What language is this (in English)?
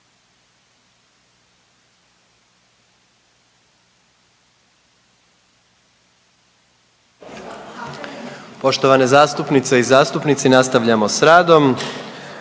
Croatian